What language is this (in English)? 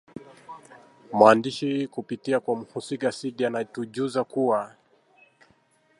Swahili